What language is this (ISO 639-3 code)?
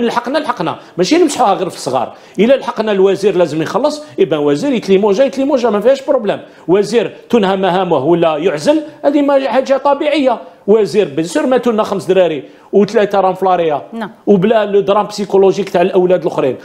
ara